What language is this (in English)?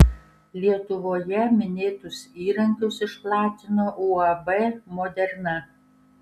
Lithuanian